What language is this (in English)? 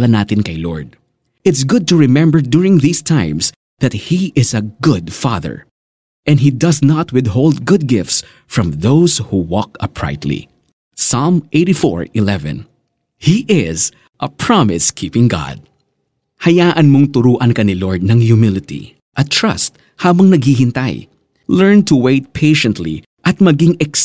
Filipino